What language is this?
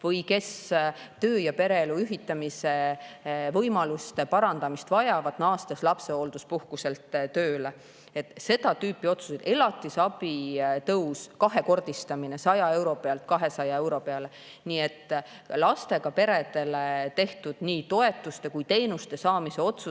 Estonian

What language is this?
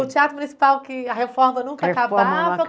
Portuguese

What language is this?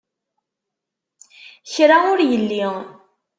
Kabyle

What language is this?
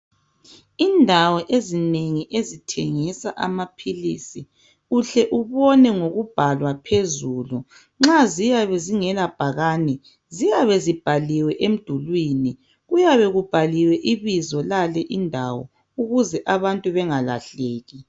North Ndebele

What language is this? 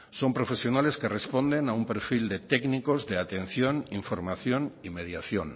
Spanish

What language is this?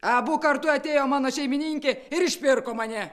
Lithuanian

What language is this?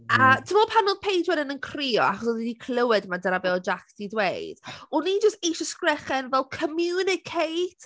Welsh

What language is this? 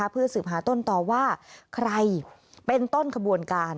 Thai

